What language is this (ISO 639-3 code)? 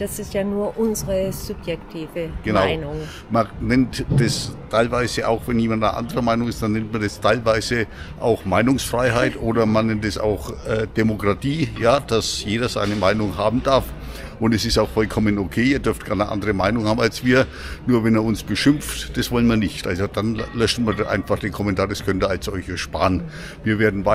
deu